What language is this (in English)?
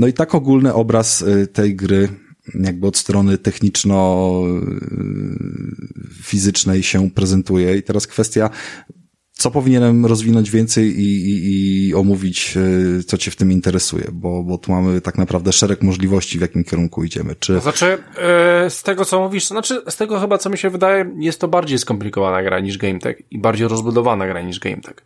Polish